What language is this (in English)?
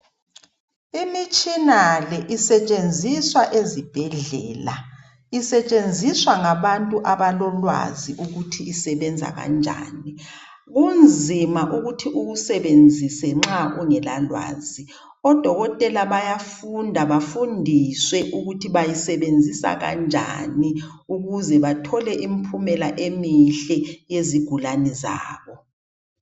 North Ndebele